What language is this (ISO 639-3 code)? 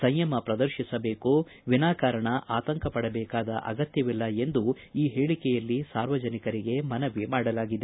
kan